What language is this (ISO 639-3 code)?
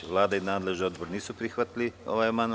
srp